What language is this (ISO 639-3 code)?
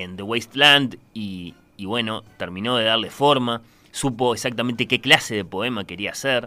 spa